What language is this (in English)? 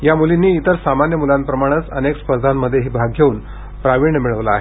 Marathi